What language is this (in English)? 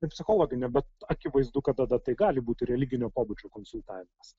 Lithuanian